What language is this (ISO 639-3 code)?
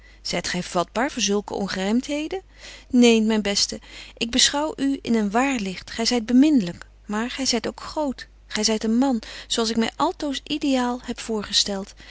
nld